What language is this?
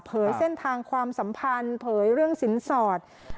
Thai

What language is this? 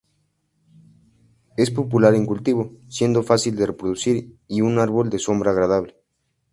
Spanish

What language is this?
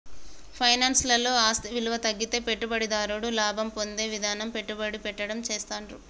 Telugu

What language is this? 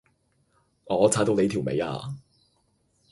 Cantonese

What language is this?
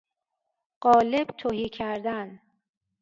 Persian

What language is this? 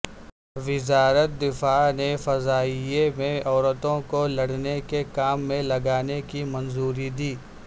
Urdu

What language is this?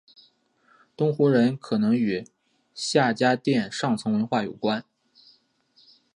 Chinese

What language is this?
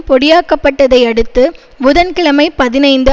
Tamil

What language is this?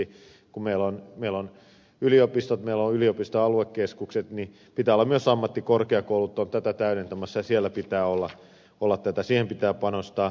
Finnish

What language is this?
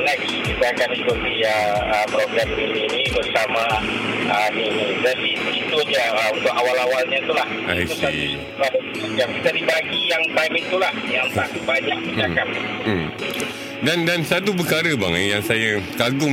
Malay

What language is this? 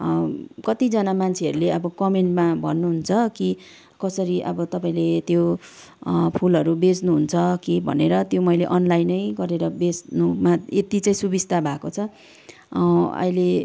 Nepali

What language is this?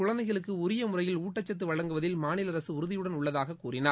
Tamil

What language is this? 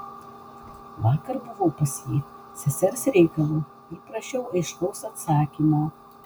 Lithuanian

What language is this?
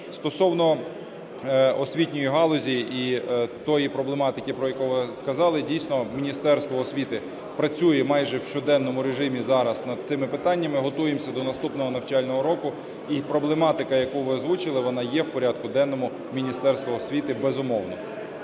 Ukrainian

